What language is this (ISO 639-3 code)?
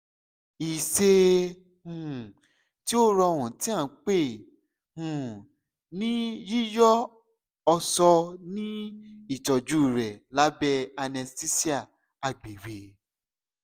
yor